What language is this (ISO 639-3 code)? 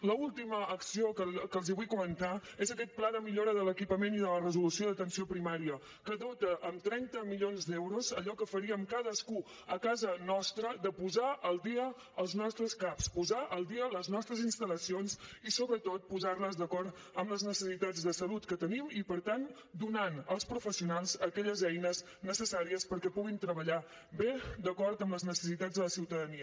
cat